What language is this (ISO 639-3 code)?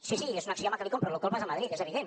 cat